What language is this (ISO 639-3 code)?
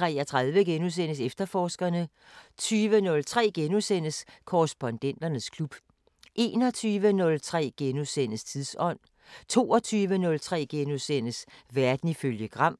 dan